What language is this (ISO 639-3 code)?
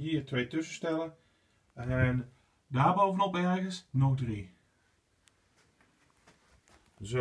nld